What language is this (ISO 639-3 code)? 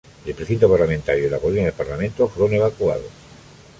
spa